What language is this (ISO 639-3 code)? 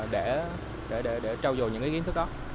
vie